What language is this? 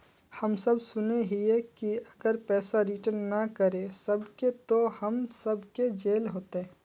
Magahi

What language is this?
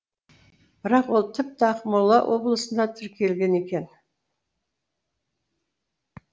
Kazakh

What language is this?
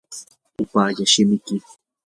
Yanahuanca Pasco Quechua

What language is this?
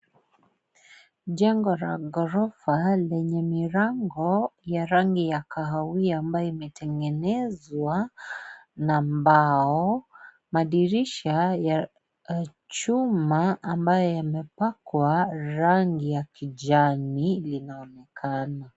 Swahili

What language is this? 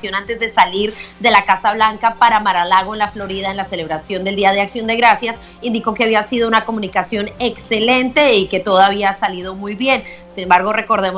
Spanish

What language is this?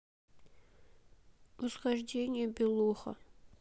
Russian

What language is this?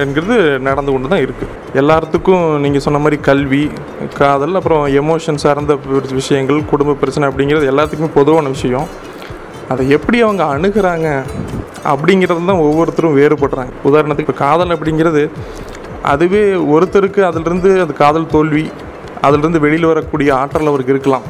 Tamil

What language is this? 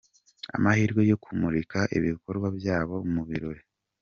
Kinyarwanda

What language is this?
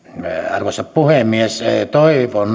Finnish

